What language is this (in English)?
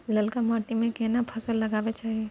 Maithili